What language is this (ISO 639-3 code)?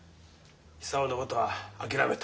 jpn